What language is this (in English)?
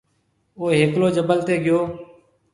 Marwari (Pakistan)